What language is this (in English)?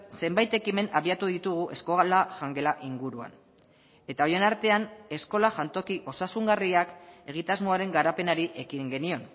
Basque